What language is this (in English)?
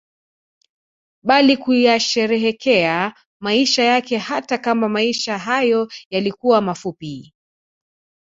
Swahili